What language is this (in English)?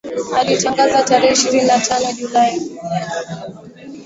Swahili